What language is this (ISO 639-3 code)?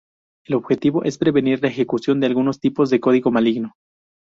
spa